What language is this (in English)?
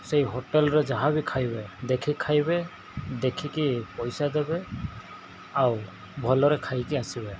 Odia